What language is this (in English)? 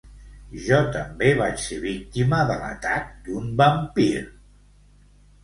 Catalan